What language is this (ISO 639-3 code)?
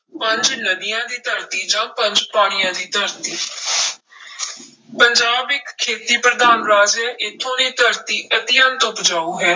pan